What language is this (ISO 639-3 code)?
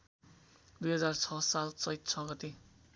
nep